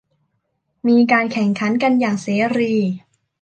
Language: Thai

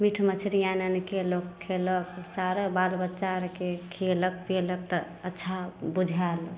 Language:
Maithili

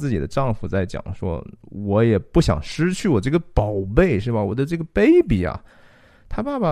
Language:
Chinese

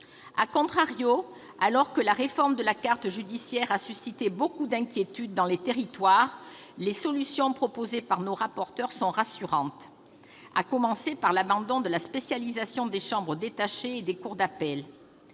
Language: French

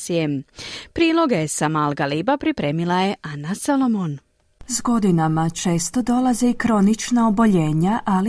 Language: Croatian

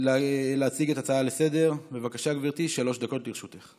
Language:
Hebrew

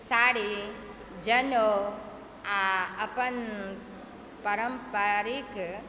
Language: Maithili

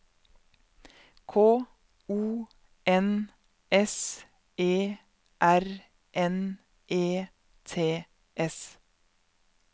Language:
Norwegian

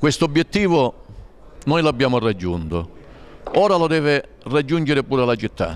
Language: Italian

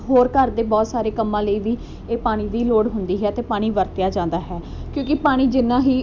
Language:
Punjabi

